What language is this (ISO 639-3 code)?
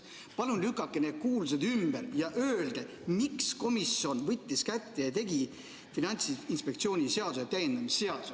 est